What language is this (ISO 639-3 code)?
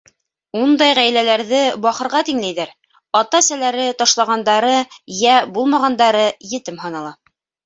bak